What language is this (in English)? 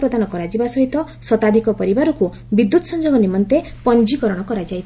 Odia